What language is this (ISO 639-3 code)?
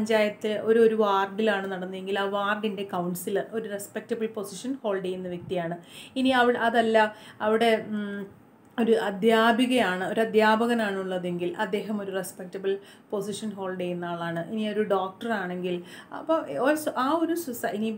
nld